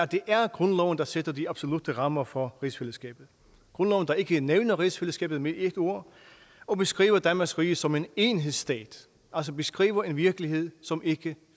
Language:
Danish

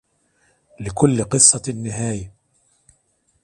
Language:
Arabic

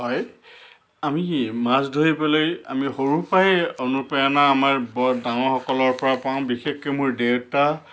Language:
Assamese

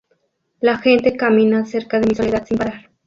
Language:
Spanish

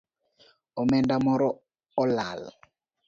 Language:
Luo (Kenya and Tanzania)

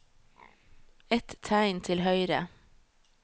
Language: Norwegian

